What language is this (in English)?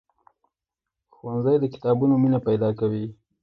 Pashto